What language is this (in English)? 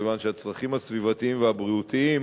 Hebrew